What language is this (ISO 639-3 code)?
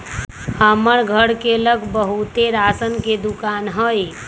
mag